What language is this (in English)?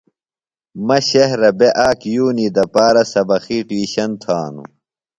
Phalura